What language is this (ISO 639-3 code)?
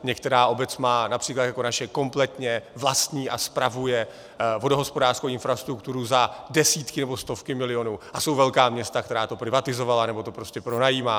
ces